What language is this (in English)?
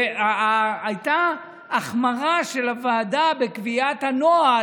Hebrew